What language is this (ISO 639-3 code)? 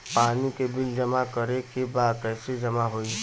bho